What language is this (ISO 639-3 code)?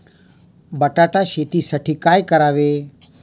mar